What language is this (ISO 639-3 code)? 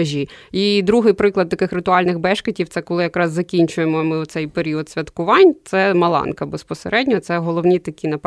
ukr